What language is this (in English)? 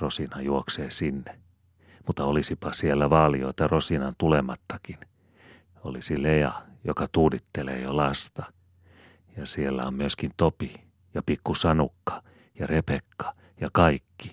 Finnish